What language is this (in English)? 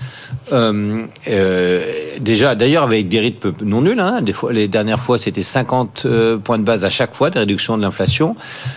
French